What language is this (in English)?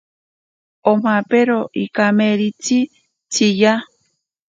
Ashéninka Perené